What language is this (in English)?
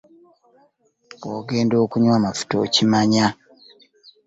Ganda